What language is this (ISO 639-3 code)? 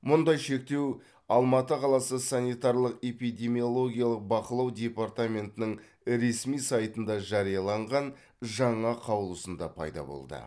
kaz